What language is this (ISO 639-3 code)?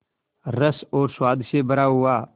hin